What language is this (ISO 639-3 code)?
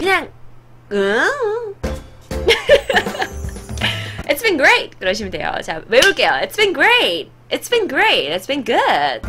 kor